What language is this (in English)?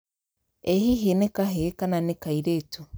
Kikuyu